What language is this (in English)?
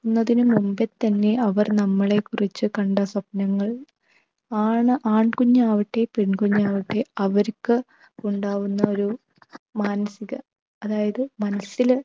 Malayalam